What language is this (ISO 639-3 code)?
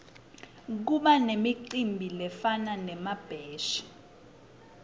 ssw